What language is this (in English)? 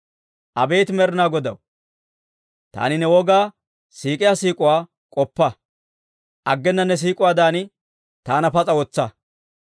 Dawro